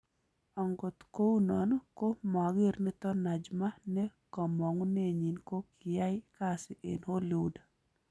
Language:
Kalenjin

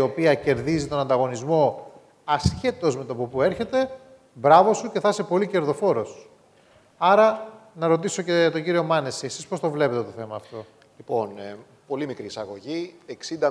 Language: Greek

